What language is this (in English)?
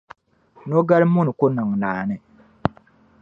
Dagbani